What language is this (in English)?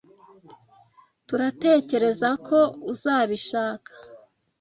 Kinyarwanda